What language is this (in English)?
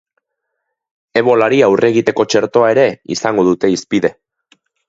Basque